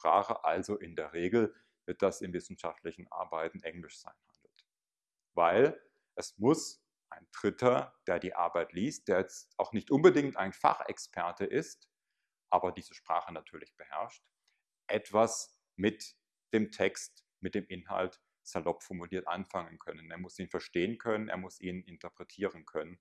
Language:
German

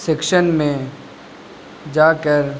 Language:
Urdu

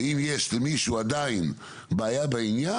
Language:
Hebrew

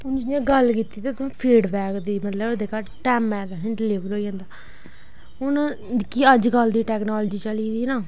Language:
Dogri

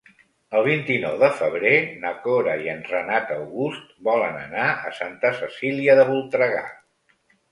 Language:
Catalan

